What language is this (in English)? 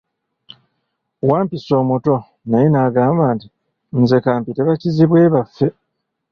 Ganda